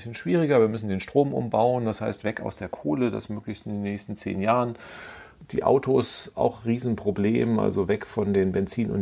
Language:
German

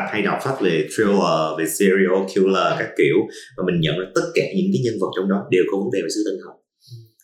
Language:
Vietnamese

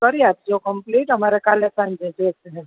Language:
Gujarati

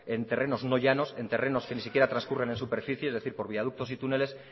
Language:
Spanish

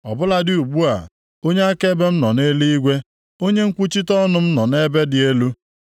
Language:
Igbo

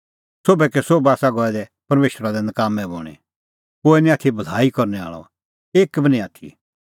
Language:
Kullu Pahari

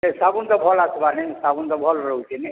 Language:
Odia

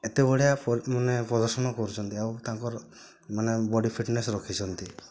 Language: Odia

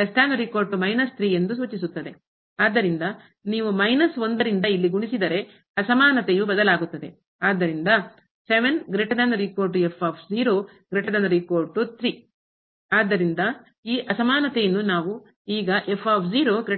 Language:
Kannada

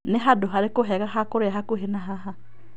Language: Kikuyu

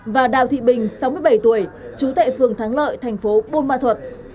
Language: Vietnamese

